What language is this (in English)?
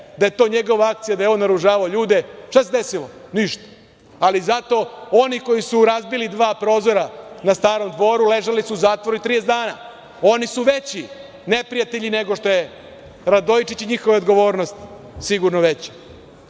Serbian